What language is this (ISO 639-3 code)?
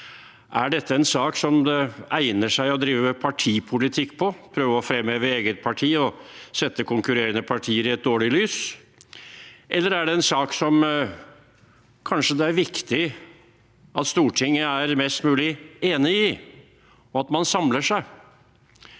nor